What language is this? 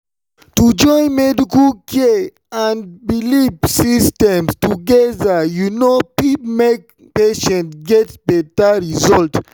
Nigerian Pidgin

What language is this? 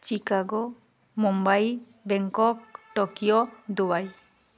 Odia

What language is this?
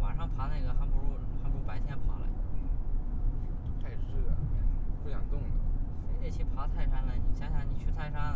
Chinese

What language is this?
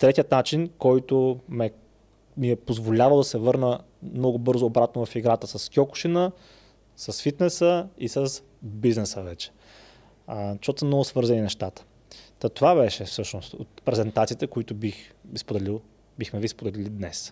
Bulgarian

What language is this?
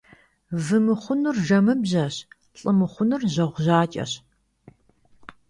Kabardian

